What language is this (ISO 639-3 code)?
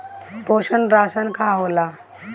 bho